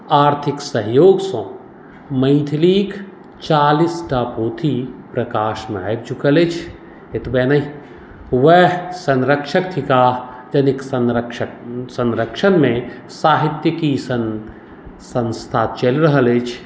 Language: Maithili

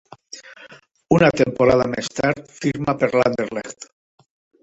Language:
Catalan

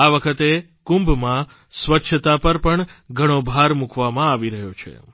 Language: Gujarati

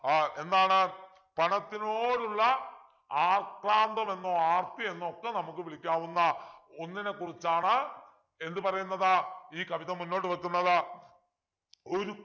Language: Malayalam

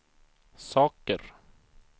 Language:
Swedish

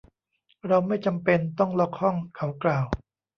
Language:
Thai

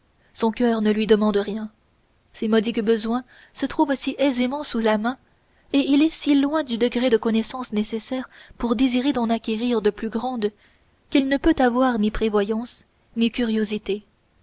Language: French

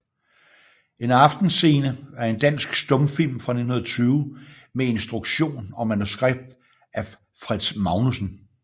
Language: Danish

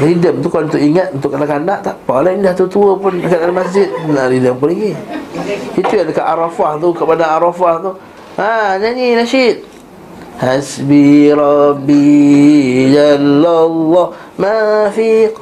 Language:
Malay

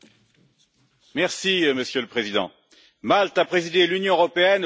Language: French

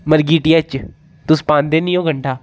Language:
Dogri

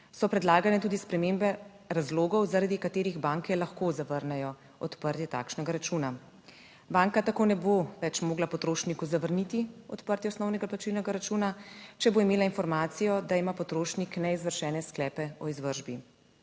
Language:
Slovenian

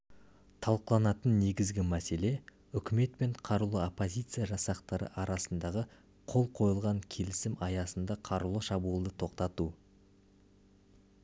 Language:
Kazakh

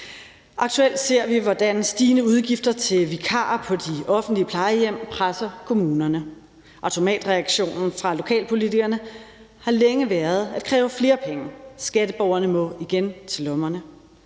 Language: Danish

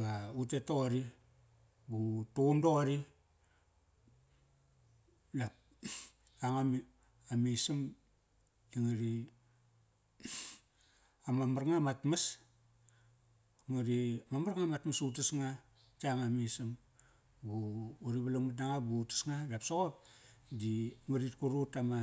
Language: Kairak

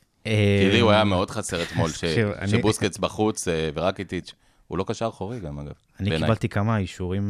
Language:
Hebrew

